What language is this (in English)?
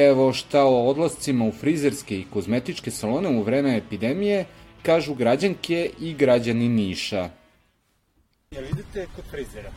Croatian